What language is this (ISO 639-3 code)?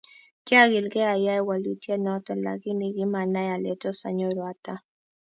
kln